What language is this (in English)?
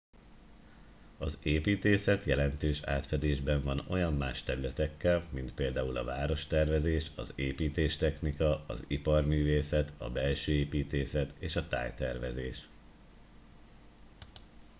Hungarian